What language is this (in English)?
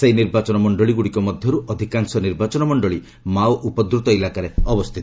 Odia